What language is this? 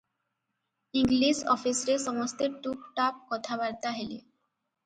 Odia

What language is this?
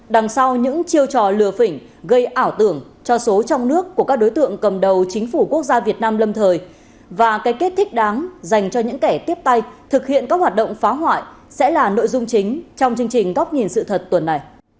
Vietnamese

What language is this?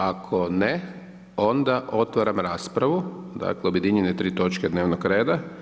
Croatian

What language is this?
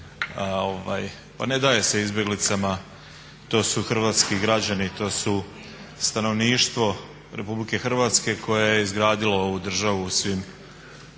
Croatian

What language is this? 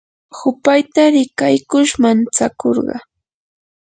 Yanahuanca Pasco Quechua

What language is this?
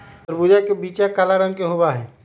Magahi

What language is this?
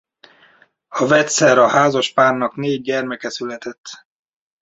Hungarian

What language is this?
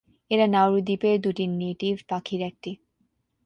Bangla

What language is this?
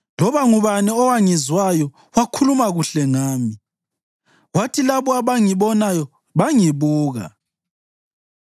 North Ndebele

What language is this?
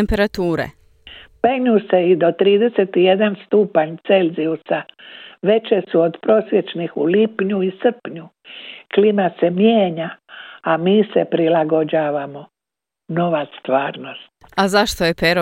Croatian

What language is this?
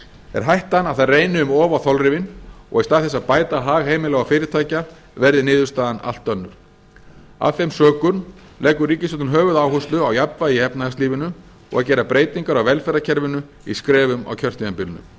Icelandic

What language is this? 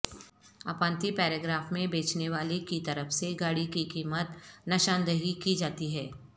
Urdu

